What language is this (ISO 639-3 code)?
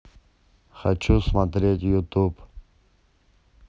rus